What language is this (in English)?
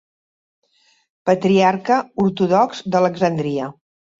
Catalan